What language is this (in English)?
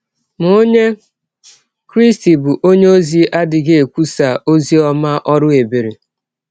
Igbo